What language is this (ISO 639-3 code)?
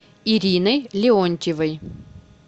rus